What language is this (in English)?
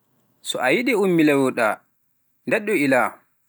Pular